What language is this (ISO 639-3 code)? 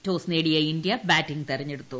mal